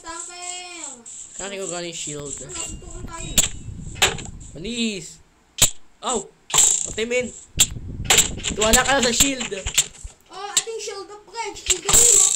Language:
Filipino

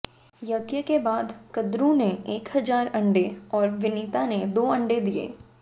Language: Hindi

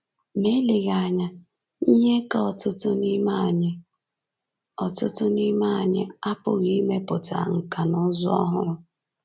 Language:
Igbo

